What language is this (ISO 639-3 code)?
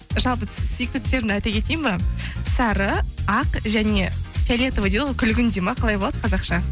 kaz